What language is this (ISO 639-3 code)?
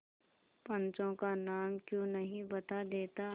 hin